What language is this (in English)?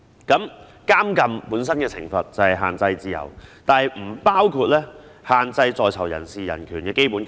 Cantonese